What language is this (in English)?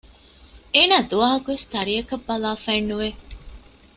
Divehi